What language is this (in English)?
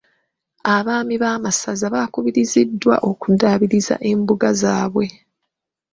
Ganda